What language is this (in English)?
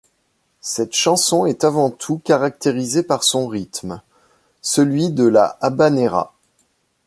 French